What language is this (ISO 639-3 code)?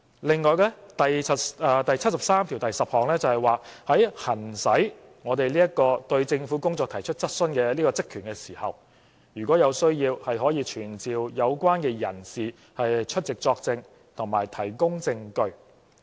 yue